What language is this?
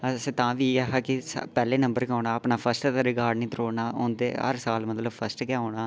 Dogri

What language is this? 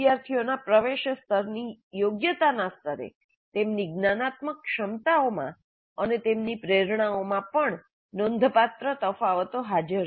Gujarati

